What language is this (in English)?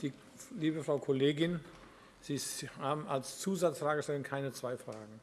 German